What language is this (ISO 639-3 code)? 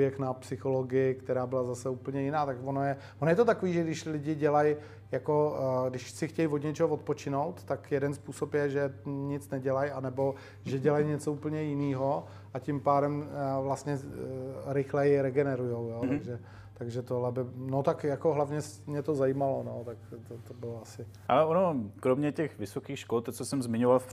ces